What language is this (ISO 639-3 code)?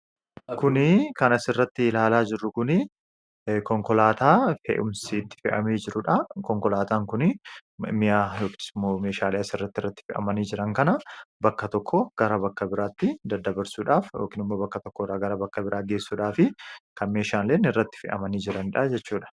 orm